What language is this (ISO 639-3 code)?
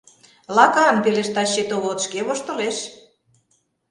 chm